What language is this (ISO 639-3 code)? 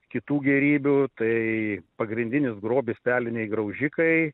lit